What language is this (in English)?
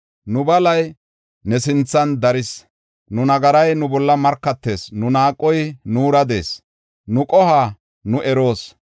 Gofa